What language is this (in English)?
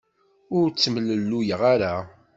Kabyle